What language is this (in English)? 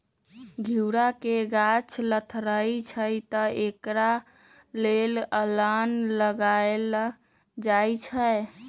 Magahi